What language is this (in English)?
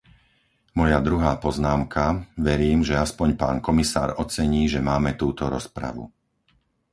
Slovak